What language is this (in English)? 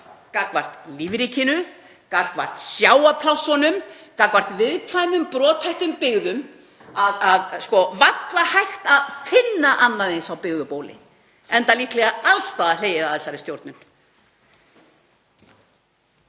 Icelandic